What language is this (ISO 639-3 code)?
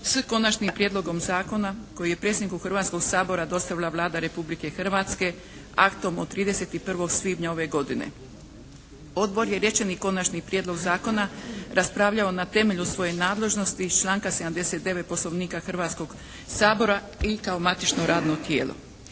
hrv